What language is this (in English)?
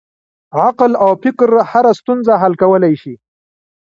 Pashto